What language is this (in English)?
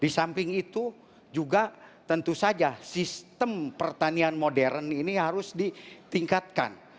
Indonesian